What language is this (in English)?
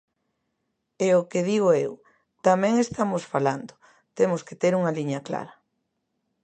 Galician